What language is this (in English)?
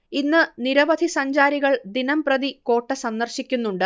Malayalam